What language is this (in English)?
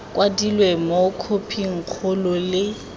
Tswana